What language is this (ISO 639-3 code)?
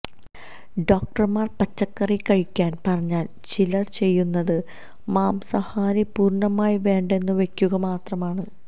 mal